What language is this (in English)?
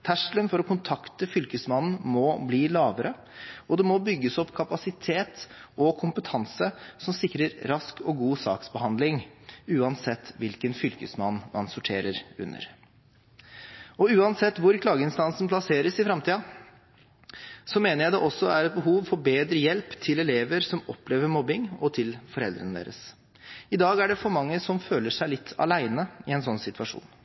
Norwegian Bokmål